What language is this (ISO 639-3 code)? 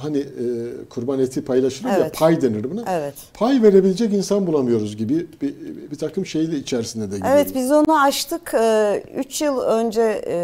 tur